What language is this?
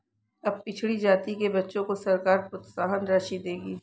Hindi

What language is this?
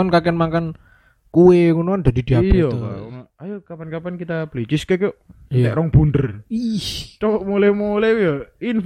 Indonesian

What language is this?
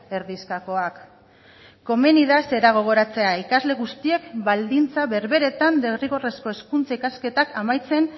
Basque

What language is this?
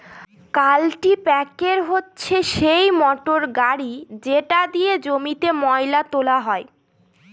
Bangla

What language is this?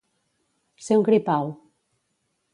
Catalan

